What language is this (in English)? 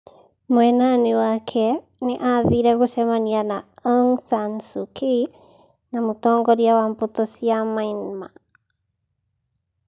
Kikuyu